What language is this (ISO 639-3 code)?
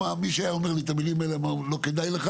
heb